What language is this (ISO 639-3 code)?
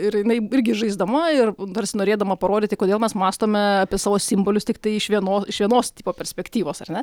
lit